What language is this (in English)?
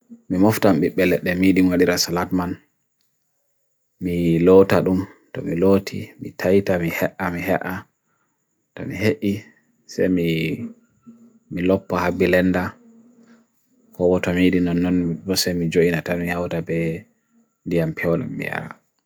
Bagirmi Fulfulde